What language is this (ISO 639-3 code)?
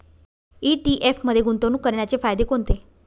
mar